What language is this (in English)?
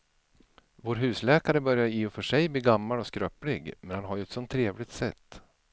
Swedish